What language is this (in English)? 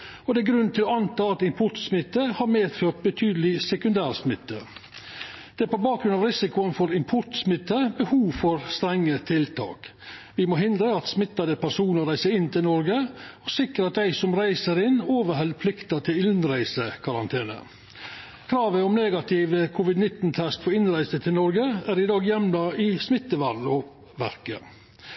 Norwegian Nynorsk